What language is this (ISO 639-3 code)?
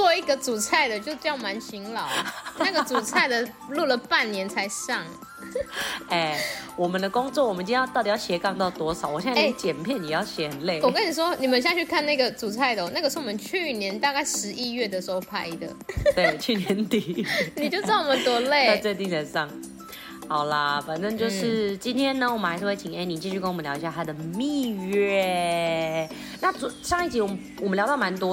zho